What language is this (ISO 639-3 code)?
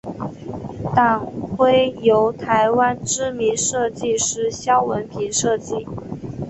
zho